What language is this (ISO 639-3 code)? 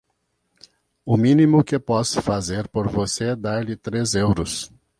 por